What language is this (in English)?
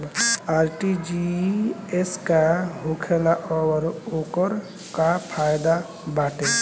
Bhojpuri